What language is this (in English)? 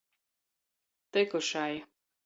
Latgalian